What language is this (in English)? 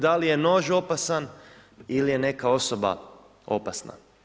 Croatian